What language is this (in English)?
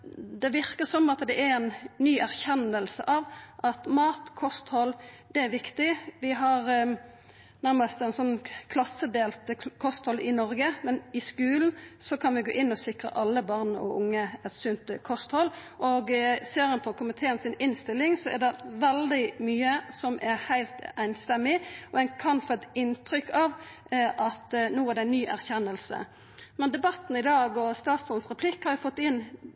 Norwegian Nynorsk